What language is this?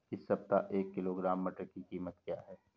Hindi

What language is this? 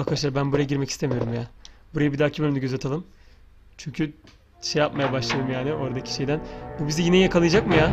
Turkish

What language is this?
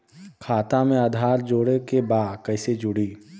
Bhojpuri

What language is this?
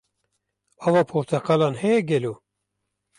Kurdish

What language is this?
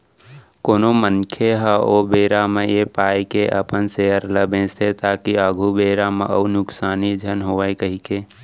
Chhattisgarhi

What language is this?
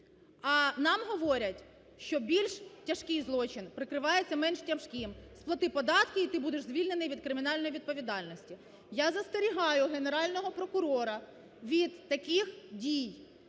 Ukrainian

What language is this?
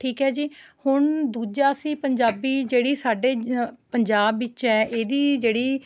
Punjabi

